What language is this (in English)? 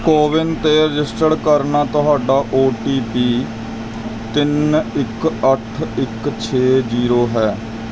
Punjabi